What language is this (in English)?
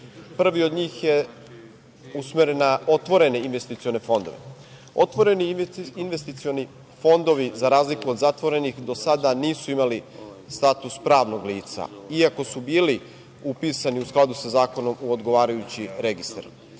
Serbian